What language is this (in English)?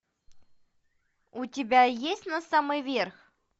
Russian